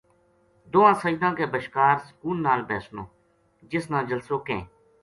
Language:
Gujari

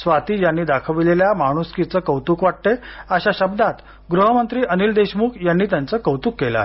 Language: Marathi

